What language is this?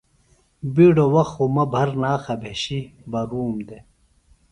Phalura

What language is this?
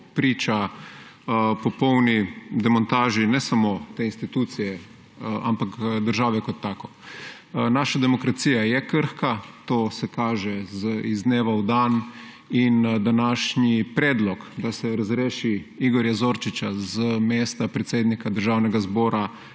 Slovenian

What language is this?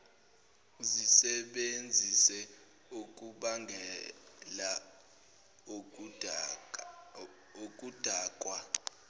Zulu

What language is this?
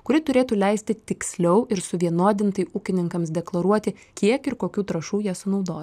Lithuanian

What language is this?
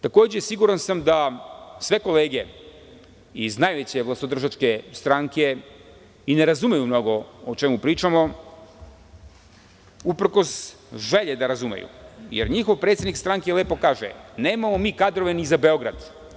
Serbian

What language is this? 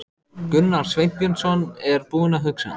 Icelandic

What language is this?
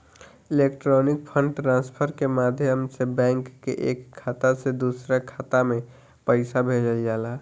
Bhojpuri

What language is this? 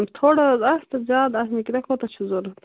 Kashmiri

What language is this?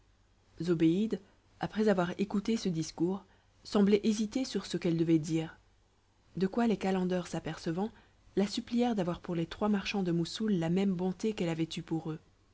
French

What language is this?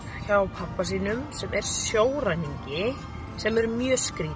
Icelandic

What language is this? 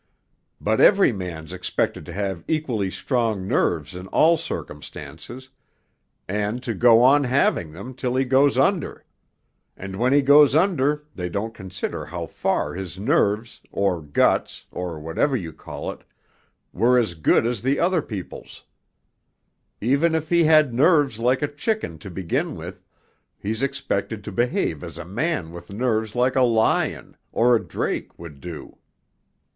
English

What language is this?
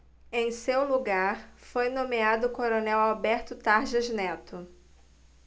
Portuguese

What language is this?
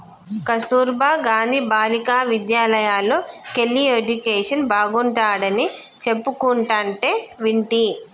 Telugu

